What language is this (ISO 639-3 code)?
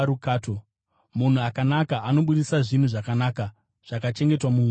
sna